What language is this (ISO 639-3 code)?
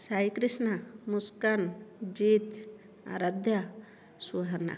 ori